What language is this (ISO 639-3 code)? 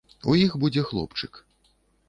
bel